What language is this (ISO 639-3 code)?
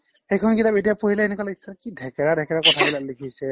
asm